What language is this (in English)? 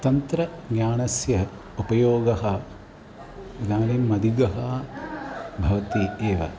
Sanskrit